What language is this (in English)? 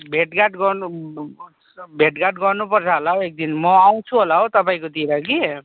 Nepali